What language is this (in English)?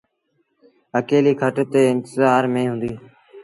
Sindhi Bhil